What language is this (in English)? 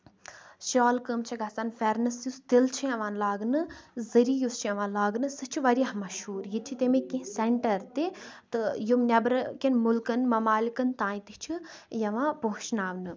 Kashmiri